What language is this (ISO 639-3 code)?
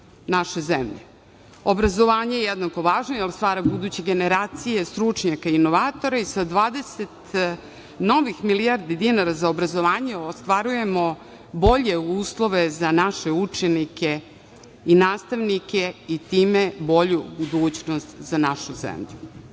srp